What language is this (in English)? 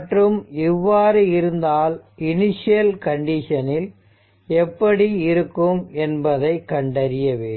Tamil